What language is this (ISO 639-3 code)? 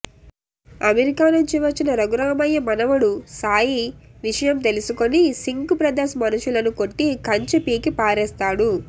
tel